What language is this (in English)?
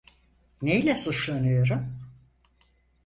Turkish